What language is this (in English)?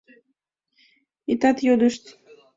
Mari